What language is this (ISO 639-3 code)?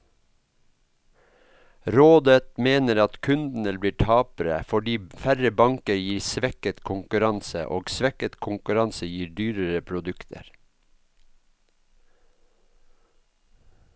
nor